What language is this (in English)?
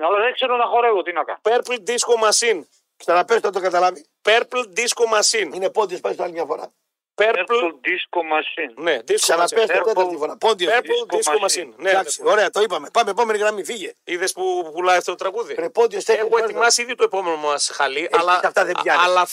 Greek